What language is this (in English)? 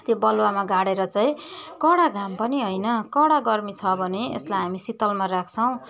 Nepali